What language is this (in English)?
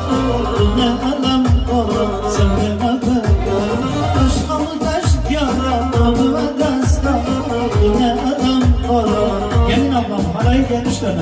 Romanian